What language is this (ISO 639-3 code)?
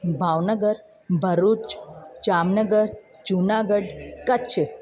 snd